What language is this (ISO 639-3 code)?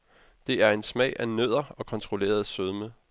dan